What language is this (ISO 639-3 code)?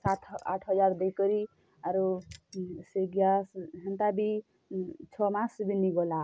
ori